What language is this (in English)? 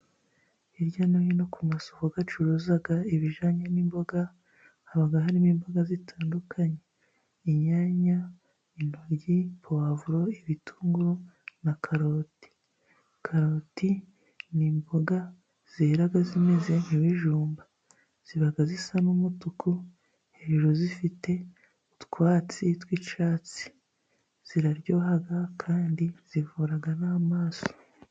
Kinyarwanda